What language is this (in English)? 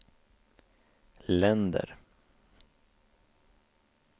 Swedish